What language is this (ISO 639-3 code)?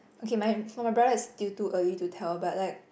eng